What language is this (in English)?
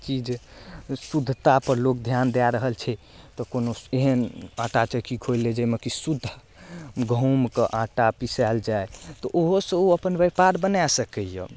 Maithili